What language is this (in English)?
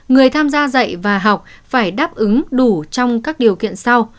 Vietnamese